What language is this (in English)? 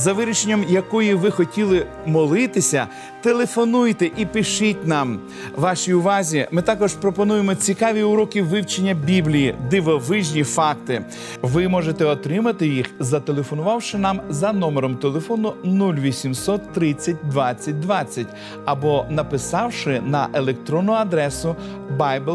Ukrainian